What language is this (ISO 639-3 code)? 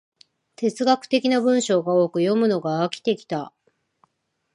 jpn